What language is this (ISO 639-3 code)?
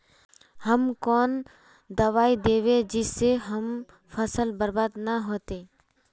mag